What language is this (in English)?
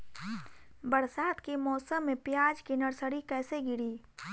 Bhojpuri